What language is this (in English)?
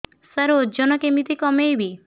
Odia